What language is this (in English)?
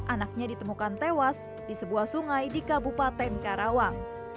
Indonesian